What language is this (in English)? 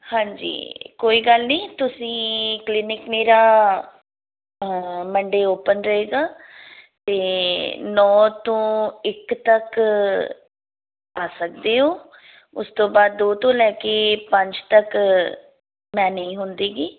Punjabi